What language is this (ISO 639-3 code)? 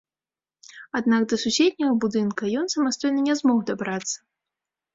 bel